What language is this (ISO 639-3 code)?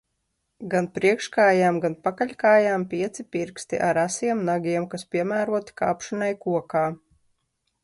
lav